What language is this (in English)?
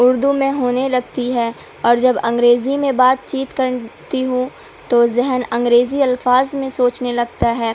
Urdu